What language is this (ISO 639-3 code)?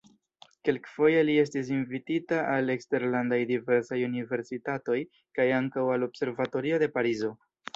epo